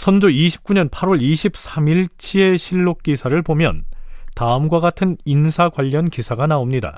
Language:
Korean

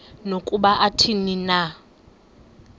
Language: Xhosa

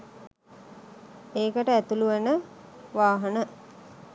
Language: Sinhala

